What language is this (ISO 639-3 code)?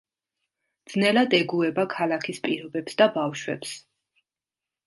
kat